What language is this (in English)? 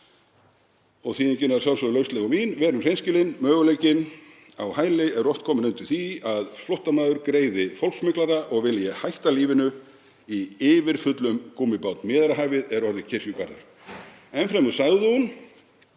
Icelandic